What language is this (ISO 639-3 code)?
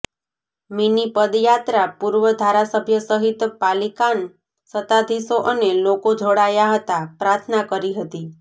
guj